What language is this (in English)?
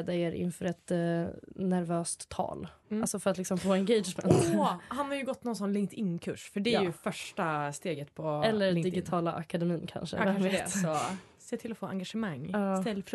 Swedish